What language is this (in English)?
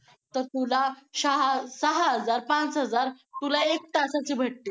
Marathi